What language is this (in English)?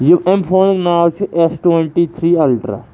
Kashmiri